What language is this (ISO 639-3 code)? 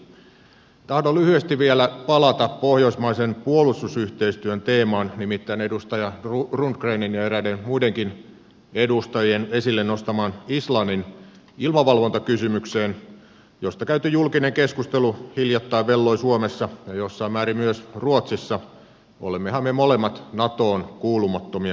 fin